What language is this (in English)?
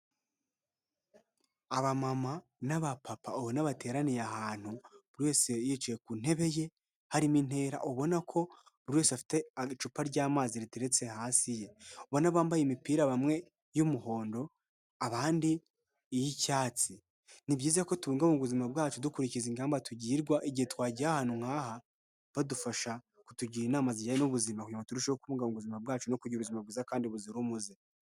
Kinyarwanda